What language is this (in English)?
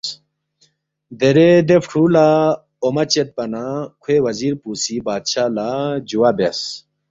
Balti